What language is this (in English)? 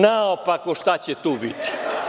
Serbian